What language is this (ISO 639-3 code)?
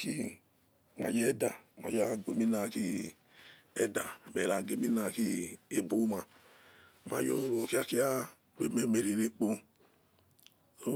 ets